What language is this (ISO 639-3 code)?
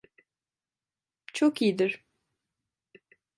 tur